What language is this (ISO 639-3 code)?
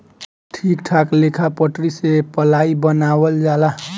bho